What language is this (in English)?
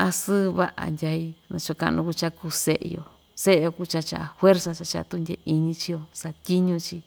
Ixtayutla Mixtec